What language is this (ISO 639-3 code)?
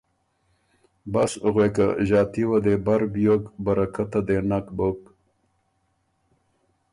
oru